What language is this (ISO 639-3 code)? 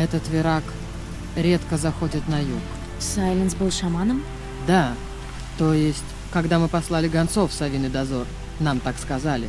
rus